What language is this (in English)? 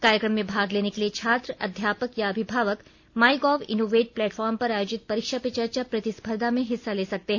Hindi